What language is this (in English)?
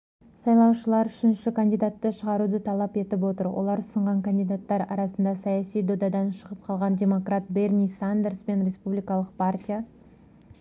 Kazakh